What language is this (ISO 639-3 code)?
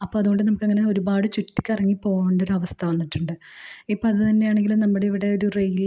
mal